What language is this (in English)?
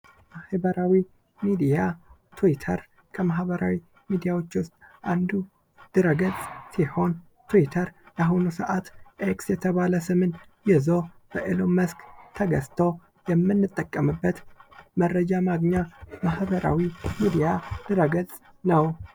Amharic